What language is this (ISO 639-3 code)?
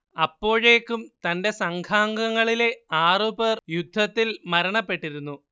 mal